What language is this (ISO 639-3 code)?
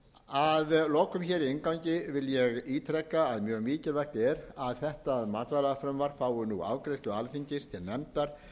isl